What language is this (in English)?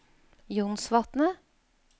Norwegian